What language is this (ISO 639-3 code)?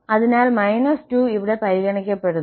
mal